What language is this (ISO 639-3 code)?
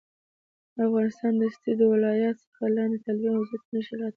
pus